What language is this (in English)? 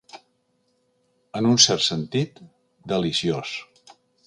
Catalan